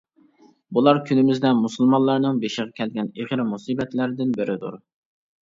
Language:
Uyghur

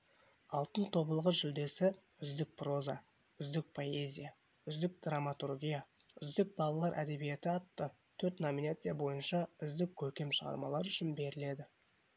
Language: Kazakh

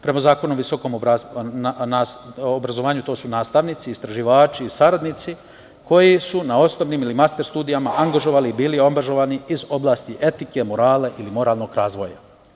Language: Serbian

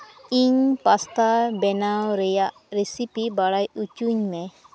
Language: Santali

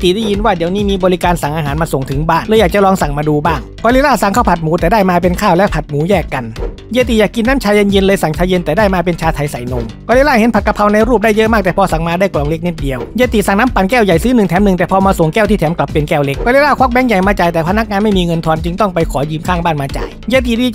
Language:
Thai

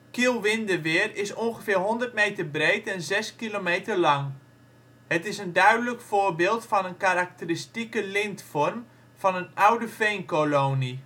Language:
Dutch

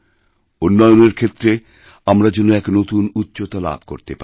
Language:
Bangla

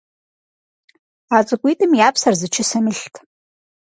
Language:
Kabardian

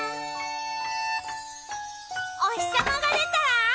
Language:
Japanese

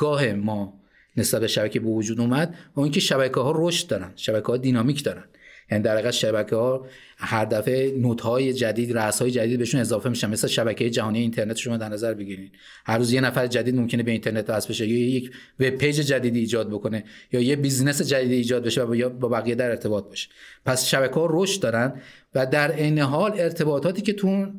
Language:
Persian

